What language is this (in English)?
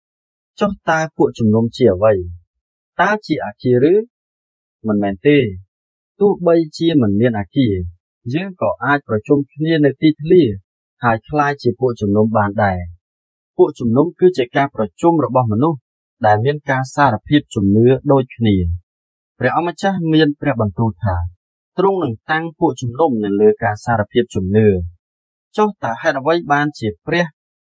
Thai